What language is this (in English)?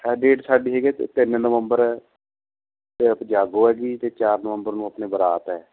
Punjabi